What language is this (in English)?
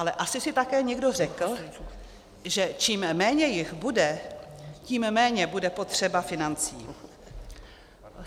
Czech